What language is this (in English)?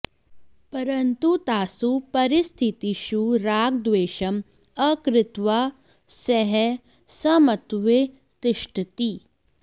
Sanskrit